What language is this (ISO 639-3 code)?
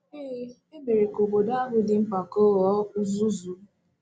ibo